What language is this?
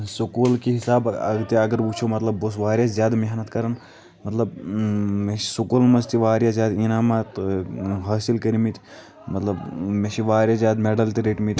Kashmiri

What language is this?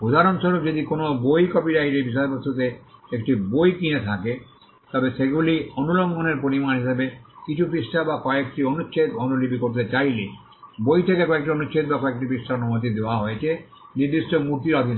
Bangla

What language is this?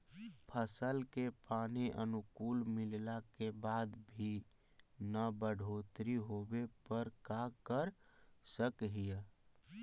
Magahi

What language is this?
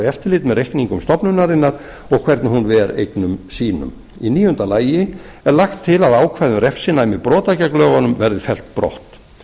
Icelandic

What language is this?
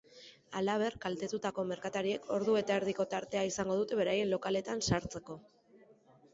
Basque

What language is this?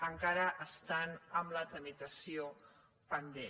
Catalan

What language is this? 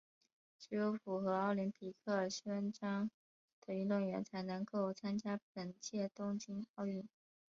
Chinese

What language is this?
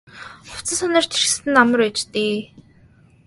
Mongolian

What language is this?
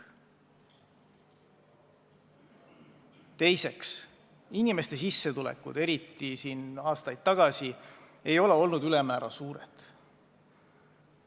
Estonian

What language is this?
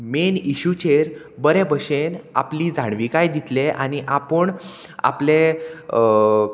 Konkani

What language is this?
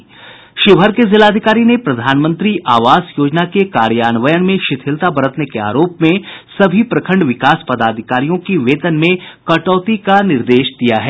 Hindi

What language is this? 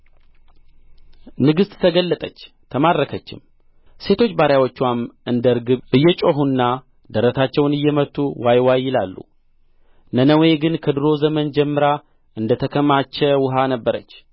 Amharic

